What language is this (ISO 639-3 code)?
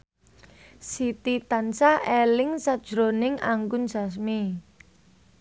jav